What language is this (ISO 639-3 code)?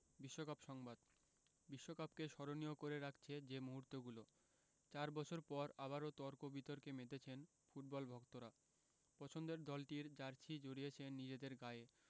ben